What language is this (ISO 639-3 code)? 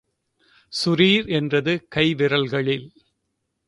tam